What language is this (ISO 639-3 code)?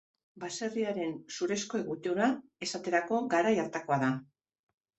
eus